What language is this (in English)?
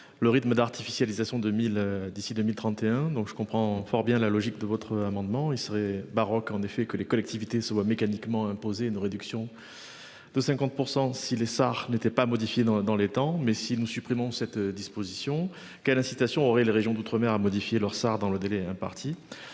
French